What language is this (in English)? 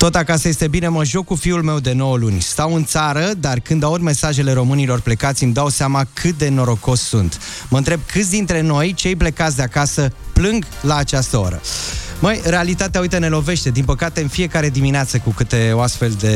Romanian